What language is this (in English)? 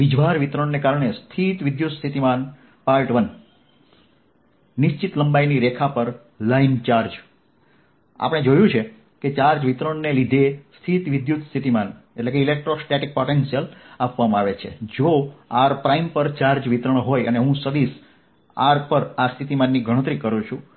Gujarati